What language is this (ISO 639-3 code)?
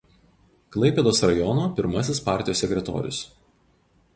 lit